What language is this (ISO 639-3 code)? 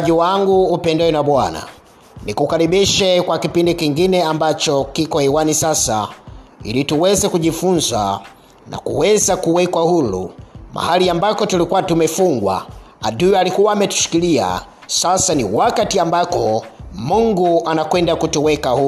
swa